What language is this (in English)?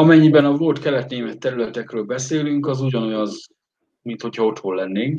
Hungarian